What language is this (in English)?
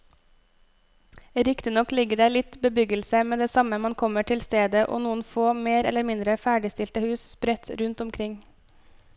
Norwegian